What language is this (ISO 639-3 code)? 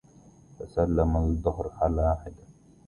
ara